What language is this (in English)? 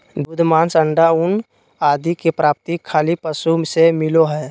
Magahi